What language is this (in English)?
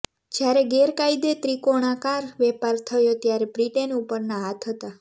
Gujarati